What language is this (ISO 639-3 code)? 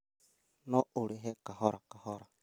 kik